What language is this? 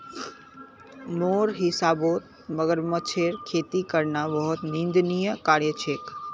Magahi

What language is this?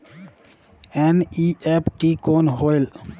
Chhattisgarhi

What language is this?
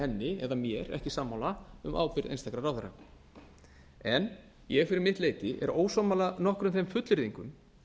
Icelandic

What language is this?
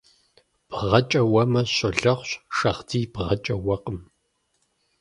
Kabardian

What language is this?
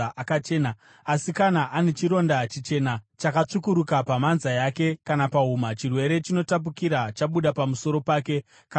Shona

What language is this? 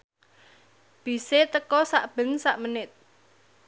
Javanese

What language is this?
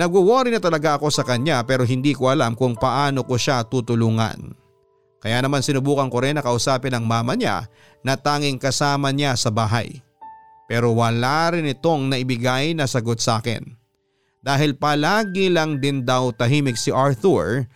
Filipino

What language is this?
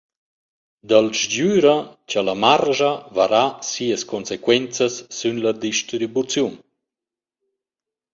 Romansh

